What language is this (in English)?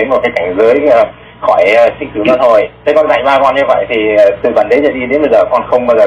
Vietnamese